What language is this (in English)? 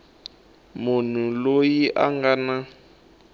Tsonga